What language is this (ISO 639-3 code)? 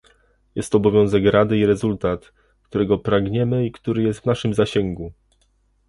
pol